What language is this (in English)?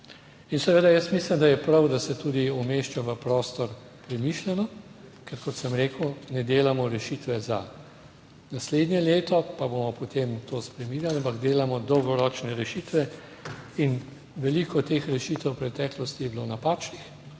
Slovenian